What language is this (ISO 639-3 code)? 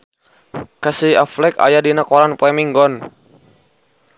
sun